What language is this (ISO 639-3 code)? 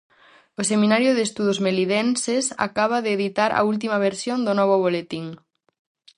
glg